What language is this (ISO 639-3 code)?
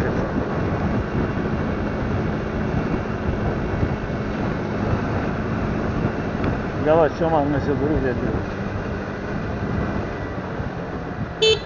tur